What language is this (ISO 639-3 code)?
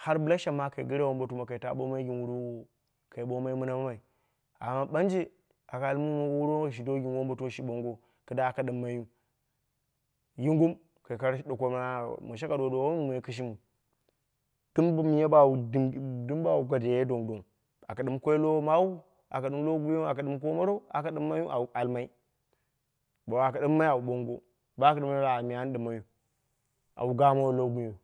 kna